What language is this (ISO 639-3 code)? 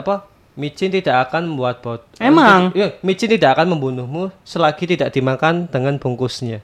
ind